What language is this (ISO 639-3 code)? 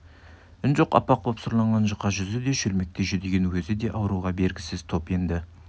kaz